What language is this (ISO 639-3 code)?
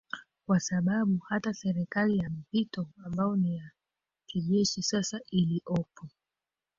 swa